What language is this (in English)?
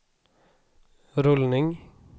Swedish